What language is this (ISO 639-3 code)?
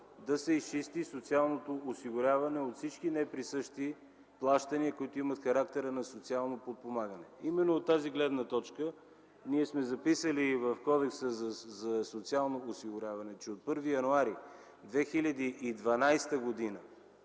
bul